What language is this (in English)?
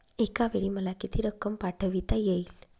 Marathi